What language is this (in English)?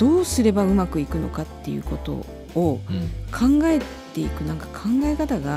Japanese